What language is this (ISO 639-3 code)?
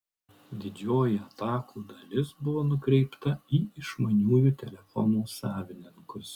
lit